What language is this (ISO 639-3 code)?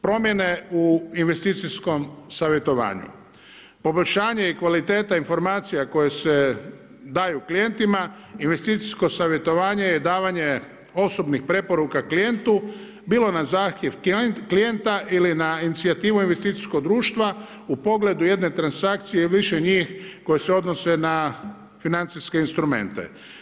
hrv